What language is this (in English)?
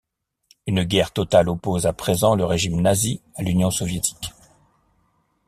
French